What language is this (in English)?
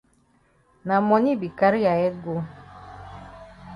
Cameroon Pidgin